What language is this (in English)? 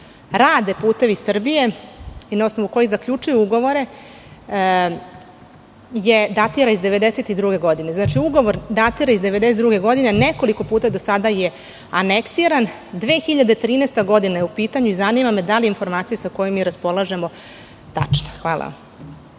Serbian